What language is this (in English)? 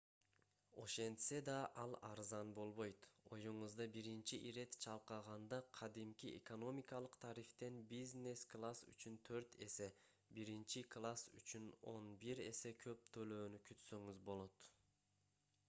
Kyrgyz